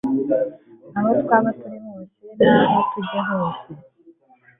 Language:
Kinyarwanda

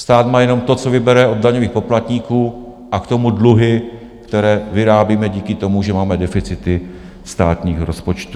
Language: Czech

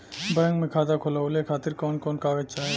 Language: Bhojpuri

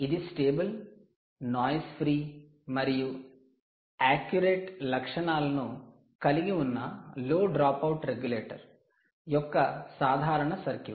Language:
Telugu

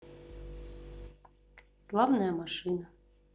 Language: Russian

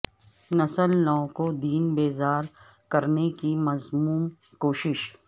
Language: Urdu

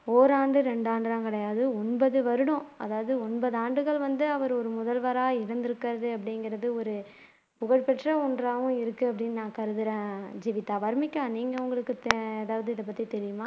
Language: Tamil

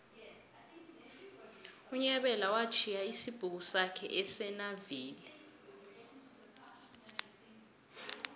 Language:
South Ndebele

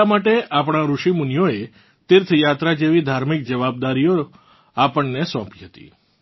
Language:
Gujarati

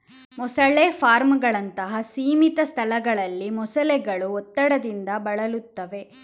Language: Kannada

